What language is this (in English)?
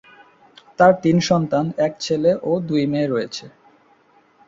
Bangla